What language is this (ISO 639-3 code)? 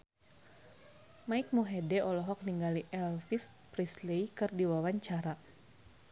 sun